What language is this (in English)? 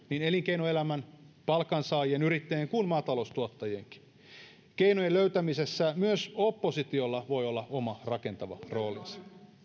Finnish